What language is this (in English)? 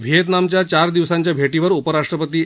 Marathi